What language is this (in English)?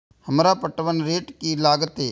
Maithili